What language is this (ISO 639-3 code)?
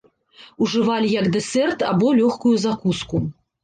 bel